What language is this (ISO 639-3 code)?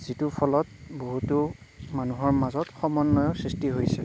asm